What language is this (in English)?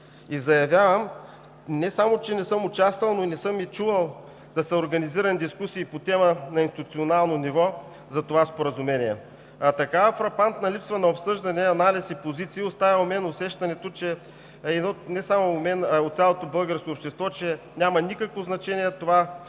Bulgarian